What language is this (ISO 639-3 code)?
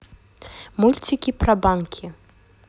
rus